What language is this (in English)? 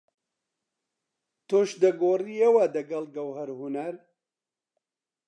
Central Kurdish